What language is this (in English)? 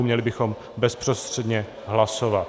Czech